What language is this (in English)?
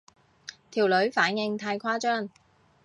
Cantonese